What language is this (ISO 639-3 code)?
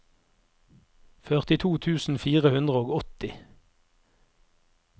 nor